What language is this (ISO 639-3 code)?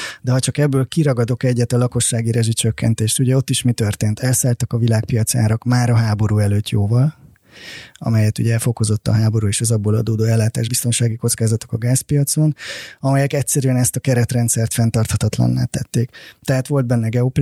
hun